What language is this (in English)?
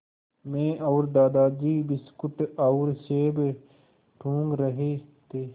Hindi